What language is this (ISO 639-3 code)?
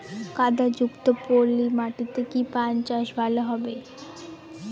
ben